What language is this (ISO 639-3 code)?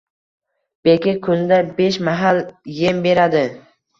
uzb